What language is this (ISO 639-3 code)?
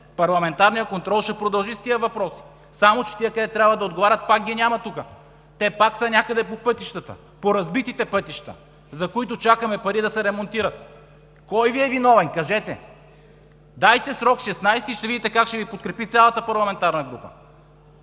bul